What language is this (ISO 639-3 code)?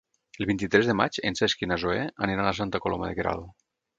cat